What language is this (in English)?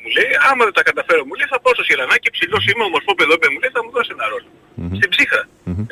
Greek